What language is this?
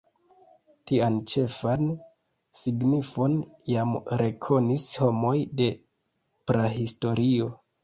Esperanto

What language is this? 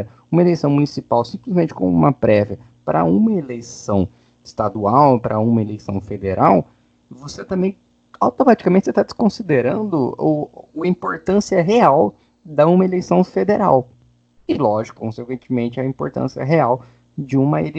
Portuguese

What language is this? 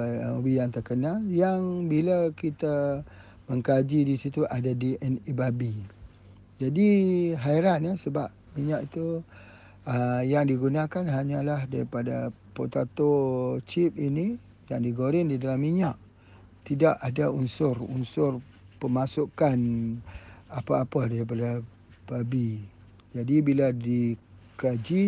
Malay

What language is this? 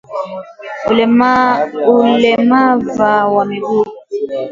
Swahili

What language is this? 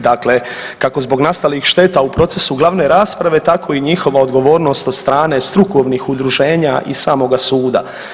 Croatian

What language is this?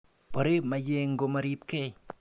Kalenjin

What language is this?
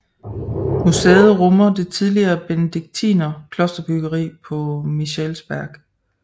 Danish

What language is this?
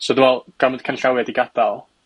Welsh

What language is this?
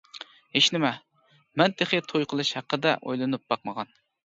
Uyghur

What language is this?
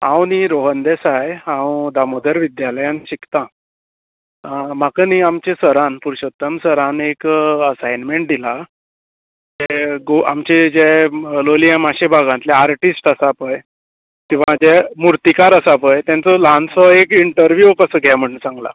Konkani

